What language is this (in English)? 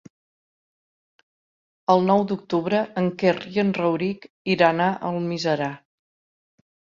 Catalan